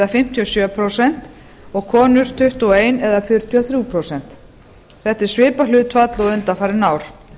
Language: Icelandic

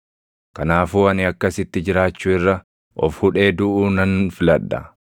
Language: Oromo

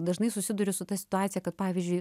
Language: Lithuanian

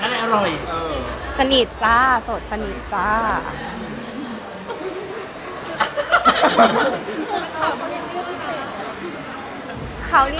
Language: Thai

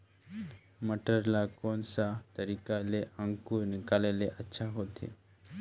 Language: Chhattisgarhi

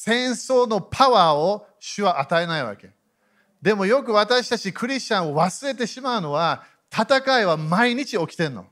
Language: Japanese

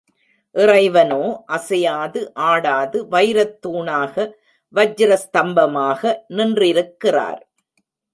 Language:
Tamil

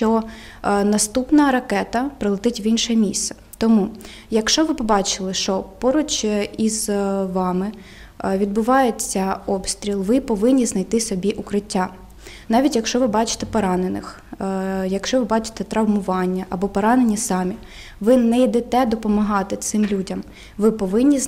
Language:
Ukrainian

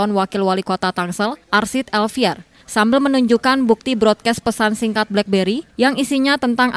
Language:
Indonesian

